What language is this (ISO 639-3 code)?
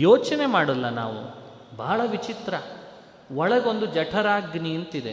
kan